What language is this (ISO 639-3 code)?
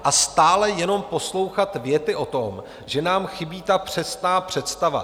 ces